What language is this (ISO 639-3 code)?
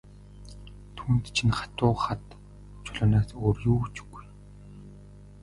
mon